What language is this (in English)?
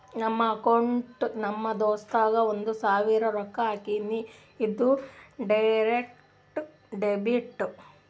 Kannada